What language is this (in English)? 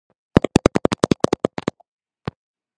Georgian